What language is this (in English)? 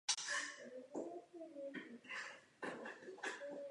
Czech